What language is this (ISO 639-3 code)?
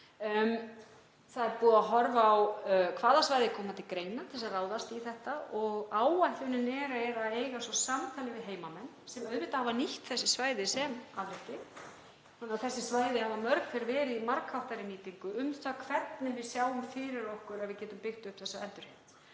isl